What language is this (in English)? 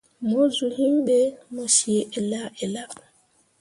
Mundang